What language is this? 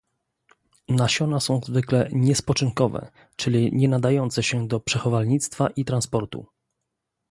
Polish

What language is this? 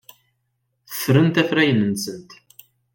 Kabyle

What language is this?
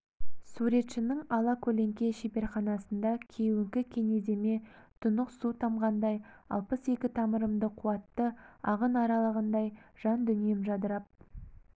Kazakh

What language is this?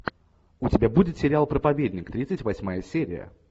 Russian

